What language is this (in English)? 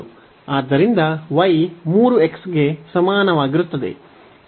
Kannada